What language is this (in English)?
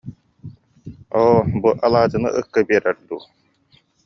Yakut